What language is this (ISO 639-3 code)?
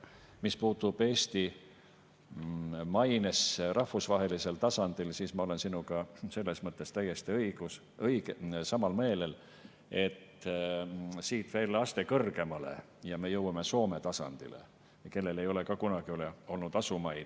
est